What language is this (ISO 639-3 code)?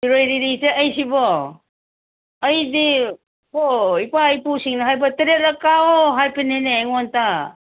mni